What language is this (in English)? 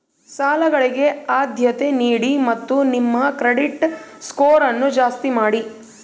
Kannada